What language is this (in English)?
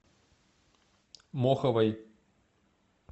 Russian